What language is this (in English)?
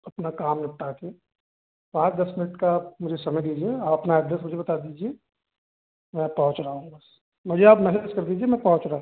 Hindi